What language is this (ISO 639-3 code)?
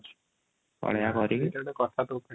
ori